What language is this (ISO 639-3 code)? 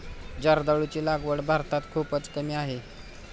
mar